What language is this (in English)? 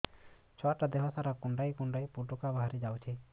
Odia